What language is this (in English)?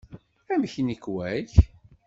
Kabyle